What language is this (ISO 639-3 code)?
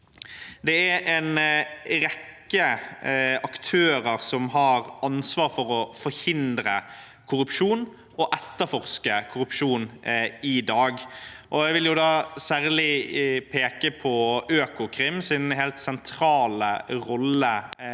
nor